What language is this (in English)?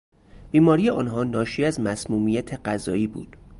Persian